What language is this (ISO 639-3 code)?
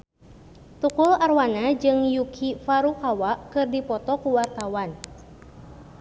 sun